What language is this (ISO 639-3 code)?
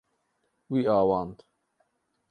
kur